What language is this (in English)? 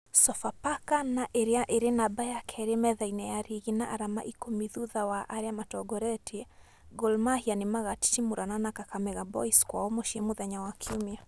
Kikuyu